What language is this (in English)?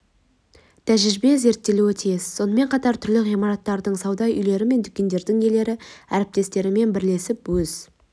Kazakh